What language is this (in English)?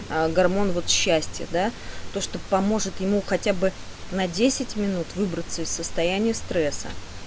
Russian